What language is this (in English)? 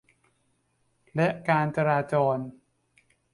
Thai